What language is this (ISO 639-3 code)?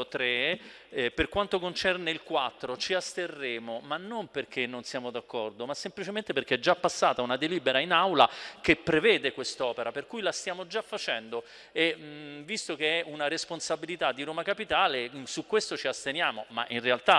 ita